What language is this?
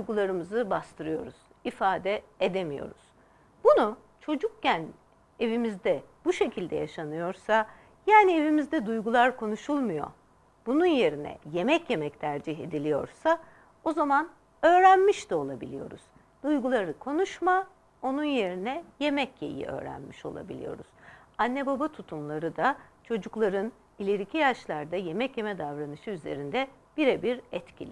Turkish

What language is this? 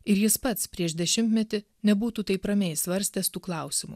Lithuanian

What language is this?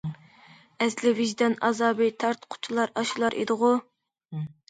Uyghur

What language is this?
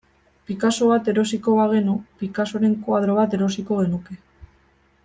Basque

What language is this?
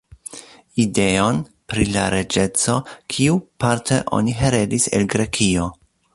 Esperanto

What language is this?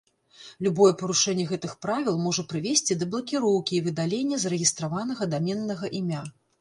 Belarusian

